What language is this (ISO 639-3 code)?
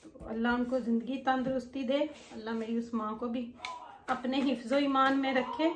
hin